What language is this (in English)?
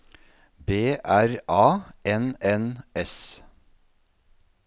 Norwegian